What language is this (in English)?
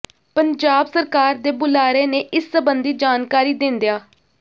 Punjabi